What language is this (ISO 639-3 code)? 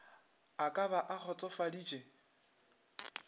nso